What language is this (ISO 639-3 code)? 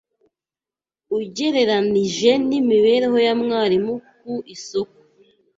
kin